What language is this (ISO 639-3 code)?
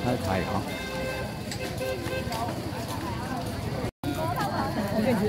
vie